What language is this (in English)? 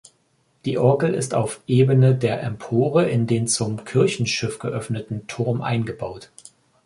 German